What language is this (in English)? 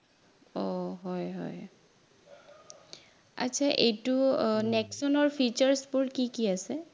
Assamese